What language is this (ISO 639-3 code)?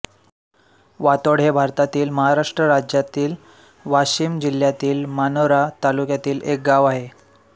mar